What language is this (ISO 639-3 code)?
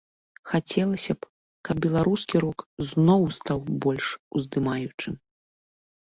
bel